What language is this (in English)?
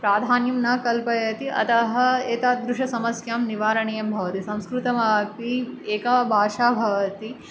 Sanskrit